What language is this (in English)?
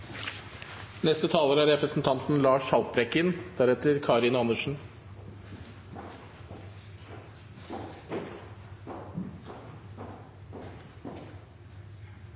Norwegian